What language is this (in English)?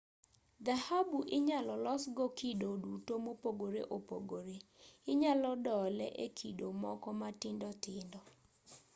Luo (Kenya and Tanzania)